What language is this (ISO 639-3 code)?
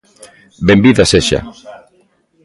glg